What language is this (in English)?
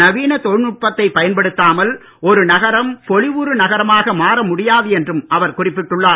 Tamil